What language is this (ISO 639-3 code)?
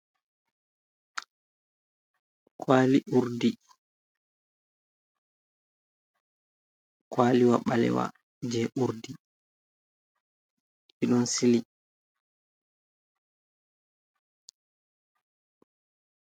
ful